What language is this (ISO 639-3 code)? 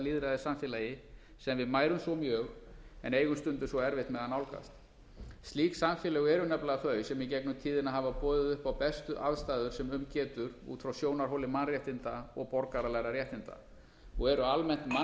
isl